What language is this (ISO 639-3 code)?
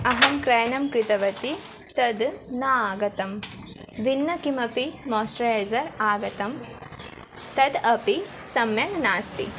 san